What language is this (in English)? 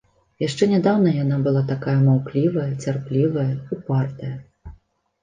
Belarusian